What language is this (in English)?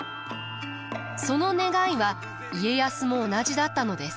Japanese